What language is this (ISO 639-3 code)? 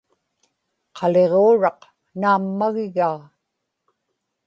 ipk